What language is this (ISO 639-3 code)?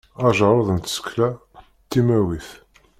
kab